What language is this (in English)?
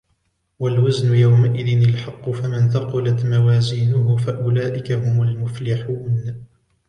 Arabic